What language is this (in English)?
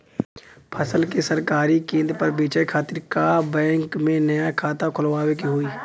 Bhojpuri